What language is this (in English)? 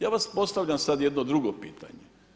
Croatian